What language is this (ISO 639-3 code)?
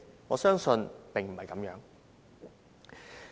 yue